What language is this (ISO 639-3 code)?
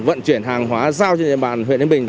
vie